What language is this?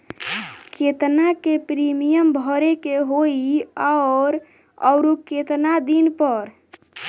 Bhojpuri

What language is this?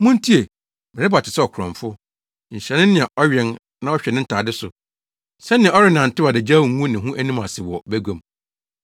Akan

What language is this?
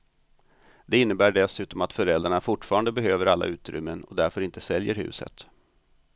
Swedish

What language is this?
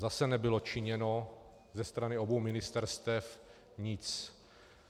Czech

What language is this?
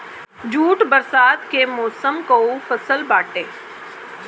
Bhojpuri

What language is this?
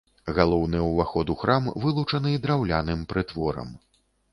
Belarusian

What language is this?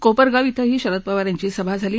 Marathi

